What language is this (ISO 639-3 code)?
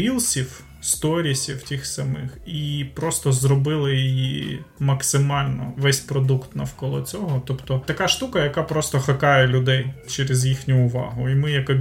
ukr